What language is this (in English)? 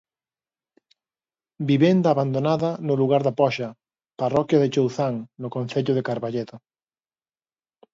Galician